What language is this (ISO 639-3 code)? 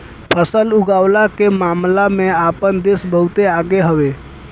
bho